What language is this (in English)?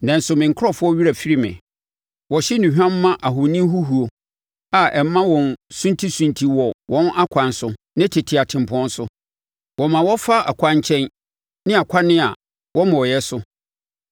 Akan